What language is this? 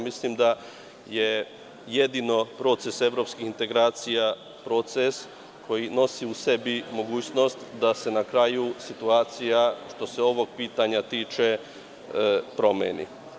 Serbian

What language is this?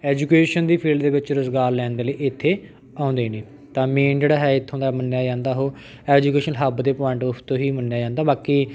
Punjabi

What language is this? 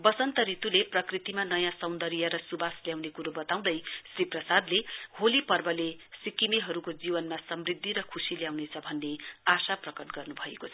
Nepali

